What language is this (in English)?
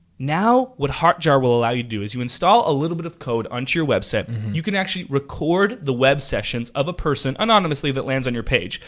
English